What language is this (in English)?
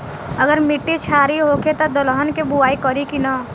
Bhojpuri